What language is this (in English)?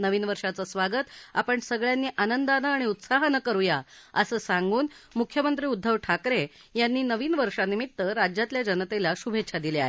Marathi